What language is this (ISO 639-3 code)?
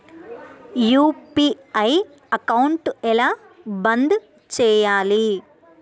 tel